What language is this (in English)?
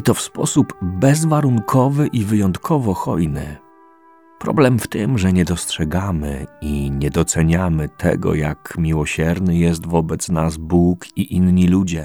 Polish